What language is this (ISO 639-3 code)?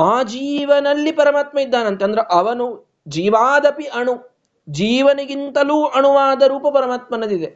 kan